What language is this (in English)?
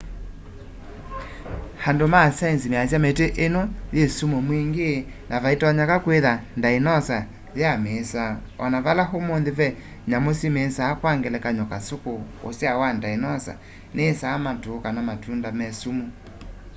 Kamba